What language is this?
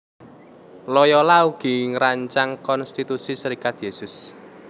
Javanese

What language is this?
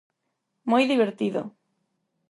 Galician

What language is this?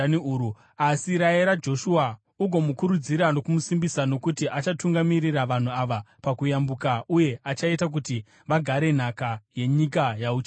Shona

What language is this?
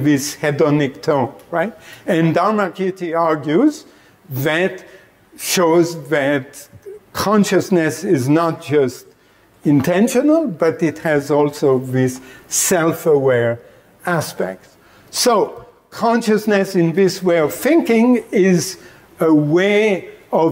English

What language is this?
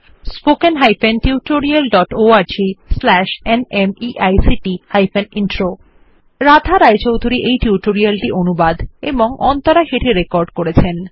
Bangla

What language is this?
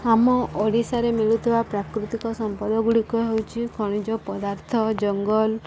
Odia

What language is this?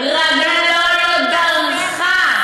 Hebrew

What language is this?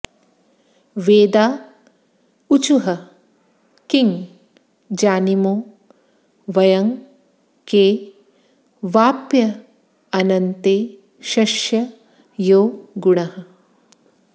Sanskrit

